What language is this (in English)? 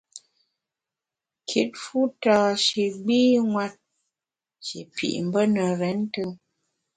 Bamun